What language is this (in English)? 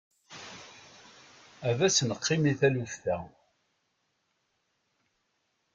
Kabyle